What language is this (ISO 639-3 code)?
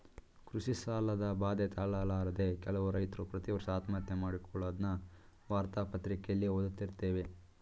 kan